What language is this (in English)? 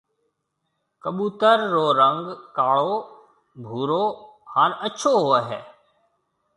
Marwari (Pakistan)